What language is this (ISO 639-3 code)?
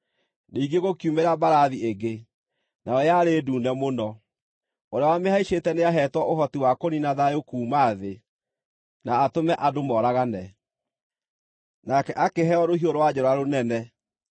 kik